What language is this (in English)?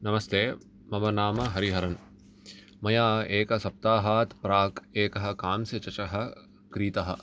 Sanskrit